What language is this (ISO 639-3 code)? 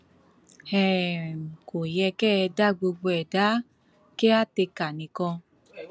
yor